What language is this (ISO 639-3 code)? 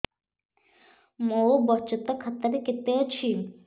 ori